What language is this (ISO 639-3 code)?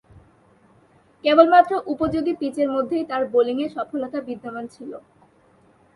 ben